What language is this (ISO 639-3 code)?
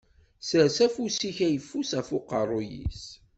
kab